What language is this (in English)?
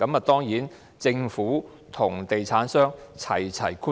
Cantonese